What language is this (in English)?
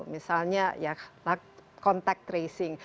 Indonesian